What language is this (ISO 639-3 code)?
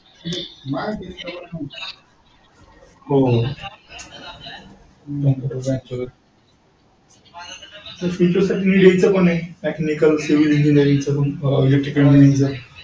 mar